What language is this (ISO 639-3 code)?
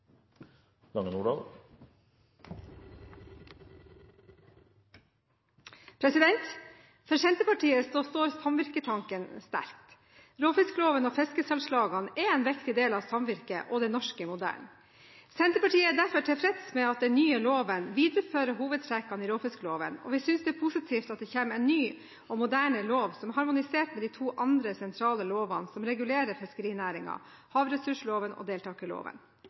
nob